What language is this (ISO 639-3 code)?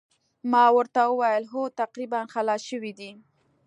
pus